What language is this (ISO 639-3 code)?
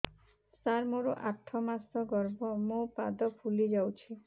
ori